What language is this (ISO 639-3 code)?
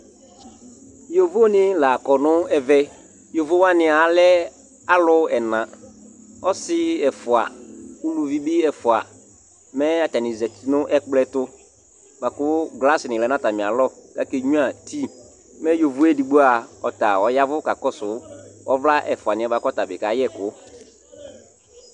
kpo